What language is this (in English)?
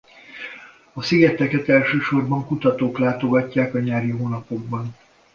Hungarian